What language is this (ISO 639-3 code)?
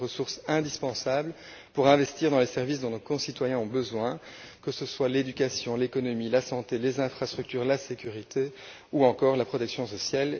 fra